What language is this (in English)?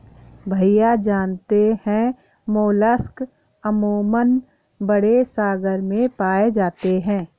Hindi